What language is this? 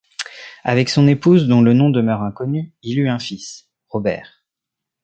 French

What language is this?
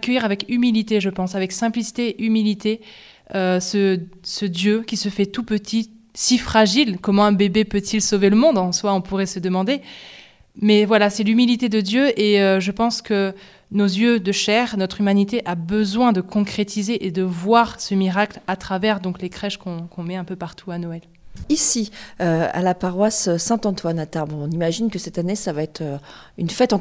French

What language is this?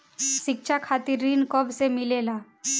Bhojpuri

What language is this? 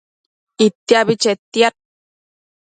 Matsés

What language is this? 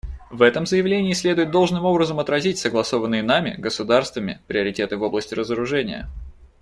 Russian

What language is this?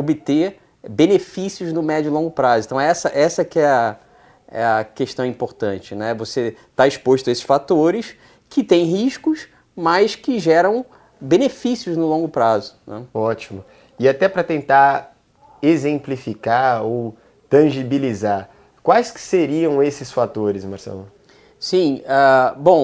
Portuguese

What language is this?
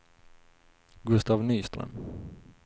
Swedish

